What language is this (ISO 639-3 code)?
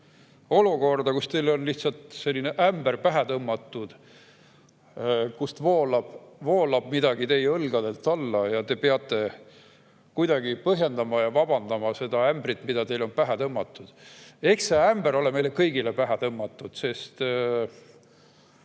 est